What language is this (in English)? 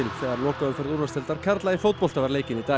Icelandic